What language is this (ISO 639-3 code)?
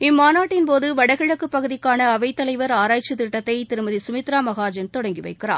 tam